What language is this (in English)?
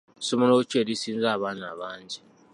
Ganda